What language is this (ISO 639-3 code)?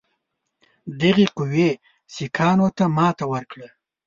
pus